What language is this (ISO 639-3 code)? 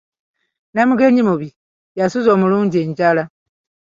lug